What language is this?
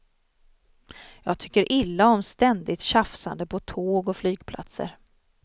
Swedish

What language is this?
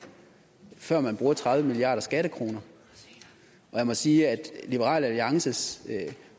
Danish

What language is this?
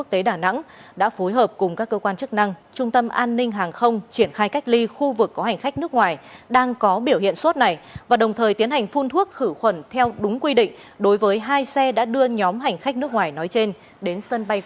Vietnamese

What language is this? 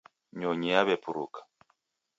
Taita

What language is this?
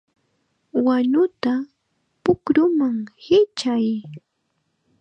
Chiquián Ancash Quechua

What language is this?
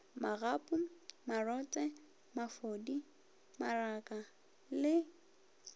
Northern Sotho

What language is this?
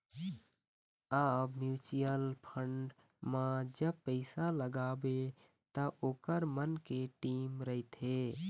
Chhattisgarhi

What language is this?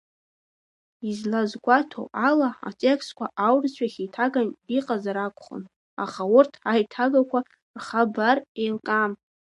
Abkhazian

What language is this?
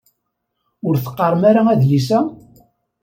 Kabyle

